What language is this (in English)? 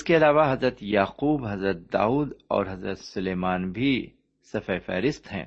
Urdu